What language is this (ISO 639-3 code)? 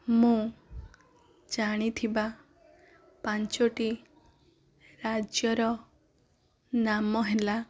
ori